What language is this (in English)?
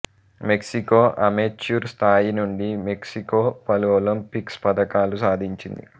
Telugu